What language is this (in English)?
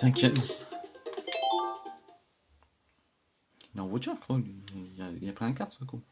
French